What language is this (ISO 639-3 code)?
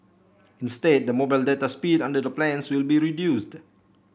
eng